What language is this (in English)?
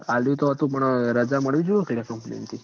Gujarati